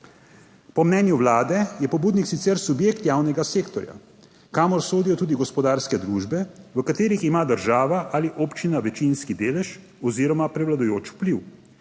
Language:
Slovenian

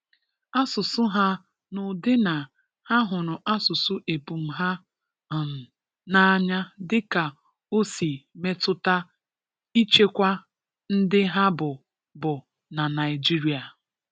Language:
Igbo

